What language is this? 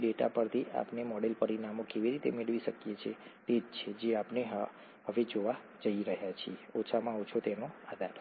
Gujarati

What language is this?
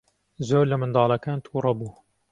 Central Kurdish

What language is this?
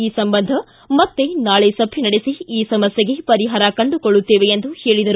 Kannada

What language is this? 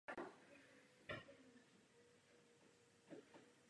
Czech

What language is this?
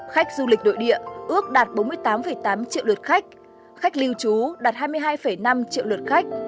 Vietnamese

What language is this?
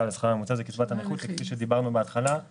Hebrew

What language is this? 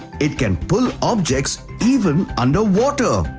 English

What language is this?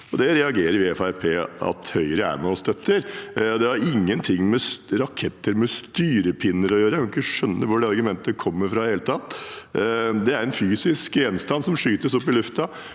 Norwegian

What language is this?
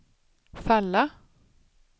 Swedish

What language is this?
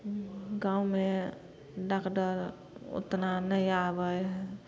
Maithili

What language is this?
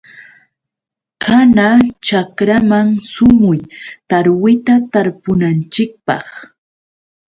Yauyos Quechua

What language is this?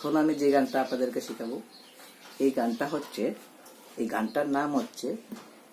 Indonesian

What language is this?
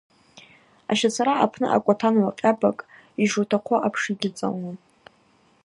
Abaza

